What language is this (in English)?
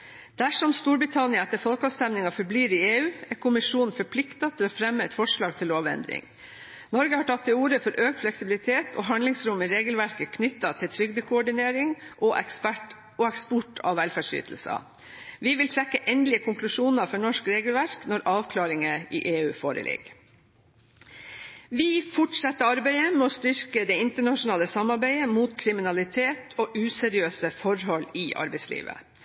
Norwegian Bokmål